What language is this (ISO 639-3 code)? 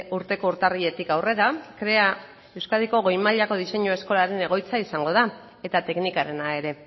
eus